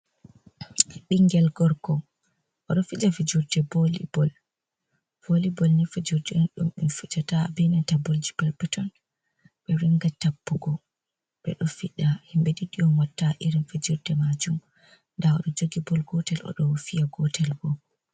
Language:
Fula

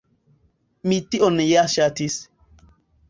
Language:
Esperanto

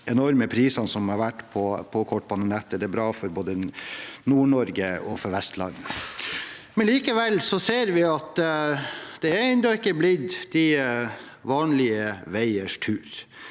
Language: Norwegian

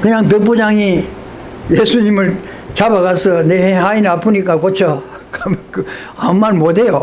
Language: Korean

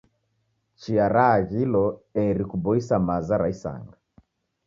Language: Taita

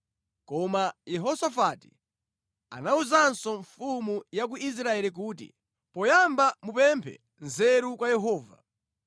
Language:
Nyanja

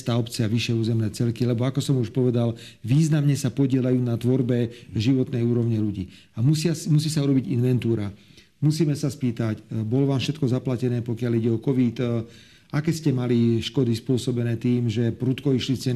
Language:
Slovak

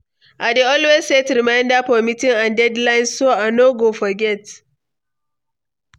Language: Nigerian Pidgin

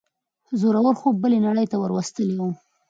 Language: Pashto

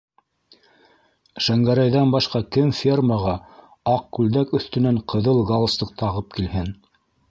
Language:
Bashkir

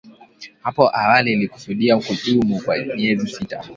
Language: Swahili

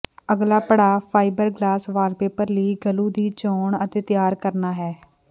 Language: Punjabi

